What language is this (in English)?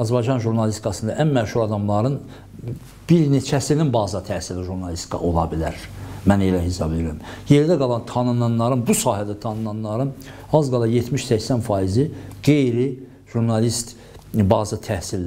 Turkish